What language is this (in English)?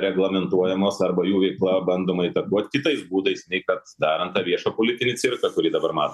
Lithuanian